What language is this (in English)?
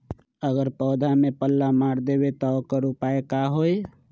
Magahi